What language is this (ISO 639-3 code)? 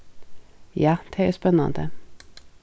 fao